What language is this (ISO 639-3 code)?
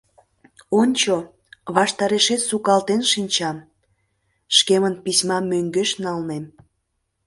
chm